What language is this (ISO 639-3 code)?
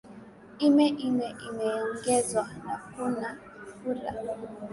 swa